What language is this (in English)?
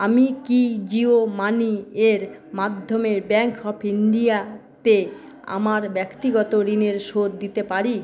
Bangla